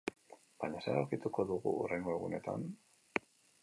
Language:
Basque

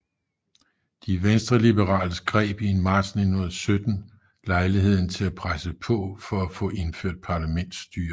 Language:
Danish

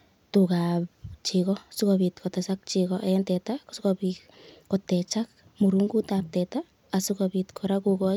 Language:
Kalenjin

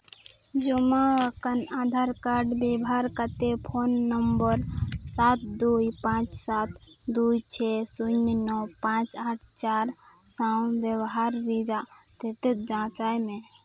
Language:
Santali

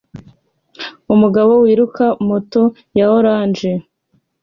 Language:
Kinyarwanda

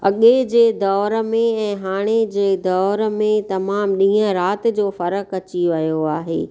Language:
Sindhi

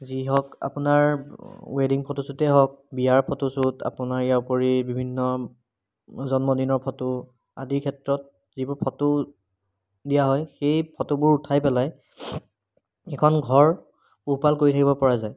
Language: Assamese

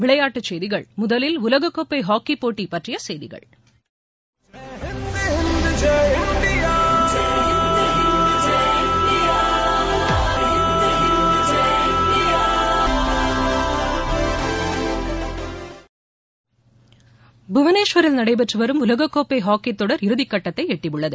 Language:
Tamil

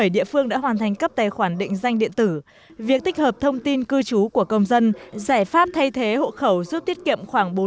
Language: Vietnamese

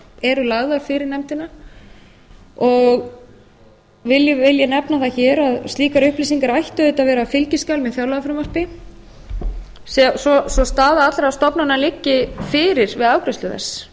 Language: Icelandic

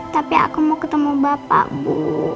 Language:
Indonesian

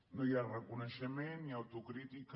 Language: Catalan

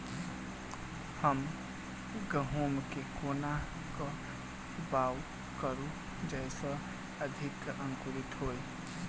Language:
Maithili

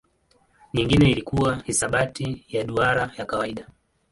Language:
Swahili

